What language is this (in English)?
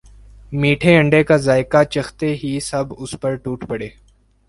Urdu